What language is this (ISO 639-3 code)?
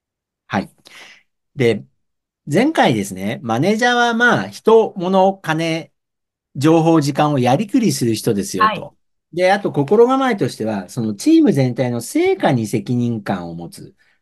jpn